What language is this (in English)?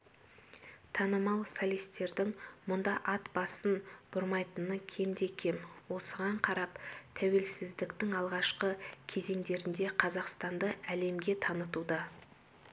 Kazakh